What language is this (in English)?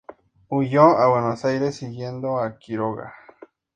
Spanish